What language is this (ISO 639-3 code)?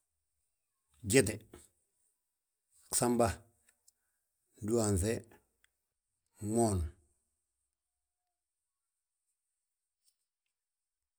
bjt